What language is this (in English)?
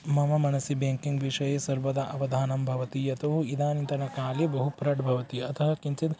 Sanskrit